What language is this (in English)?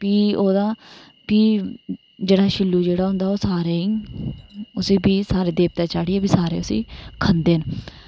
Dogri